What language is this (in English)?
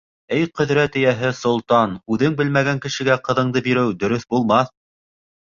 Bashkir